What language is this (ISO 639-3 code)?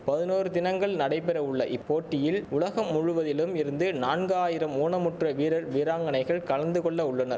tam